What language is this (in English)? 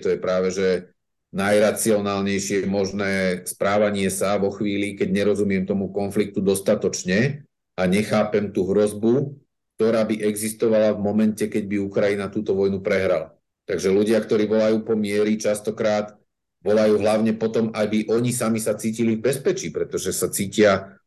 Slovak